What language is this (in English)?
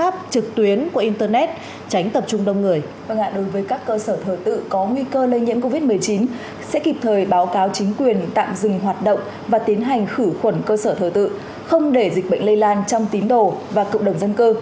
Vietnamese